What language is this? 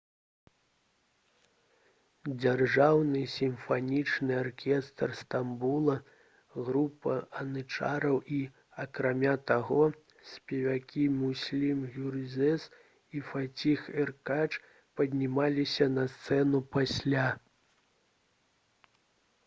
Belarusian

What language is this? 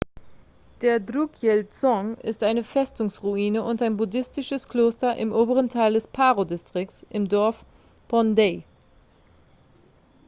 German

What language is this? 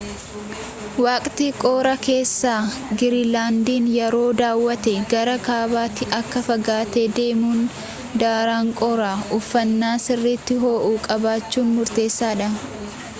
Oromo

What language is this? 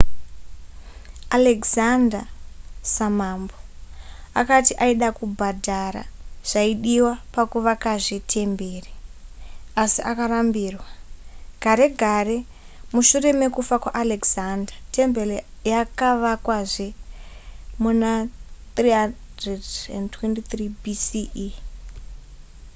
Shona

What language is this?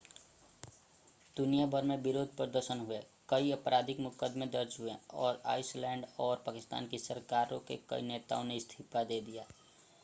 Hindi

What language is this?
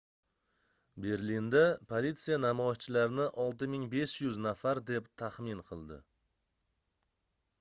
Uzbek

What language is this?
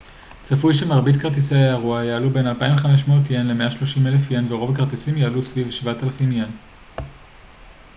Hebrew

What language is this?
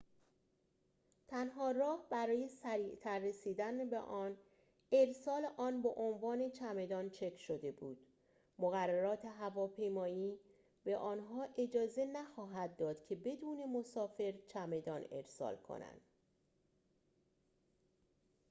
Persian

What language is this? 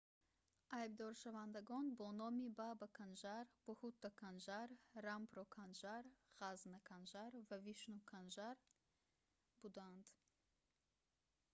Tajik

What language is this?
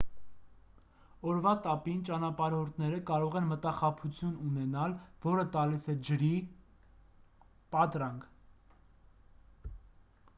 Armenian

